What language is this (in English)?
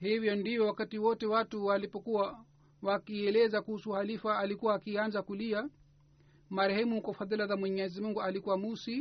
Swahili